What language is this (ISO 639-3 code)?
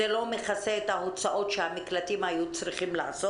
heb